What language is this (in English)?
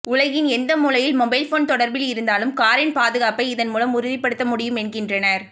Tamil